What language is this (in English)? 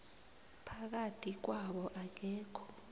South Ndebele